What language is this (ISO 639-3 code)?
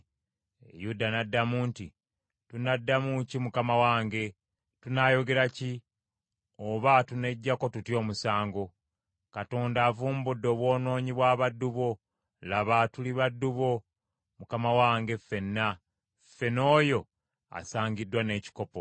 lug